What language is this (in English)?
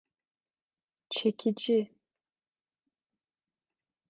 Turkish